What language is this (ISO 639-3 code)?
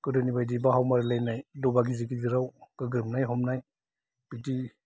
brx